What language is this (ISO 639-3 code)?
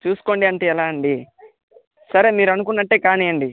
tel